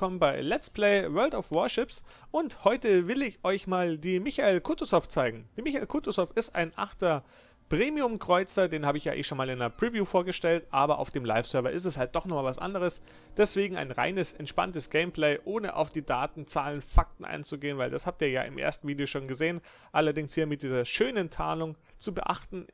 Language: German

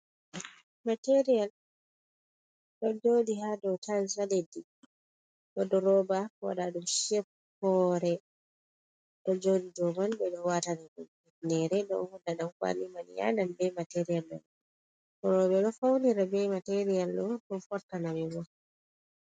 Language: Fula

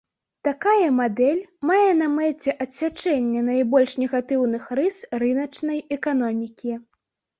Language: Belarusian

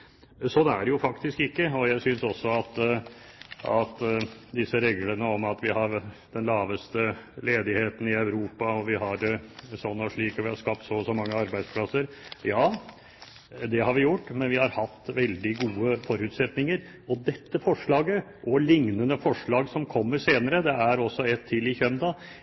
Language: Norwegian Bokmål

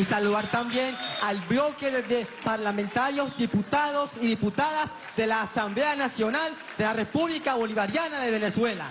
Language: Spanish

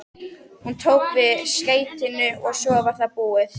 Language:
Icelandic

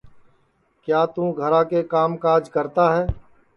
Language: Sansi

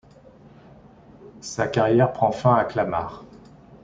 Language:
French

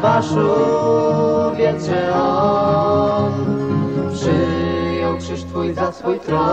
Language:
Polish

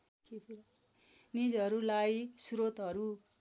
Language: Nepali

